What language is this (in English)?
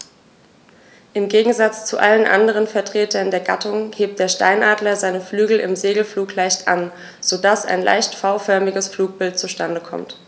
German